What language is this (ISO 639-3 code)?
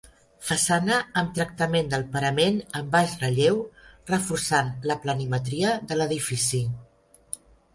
cat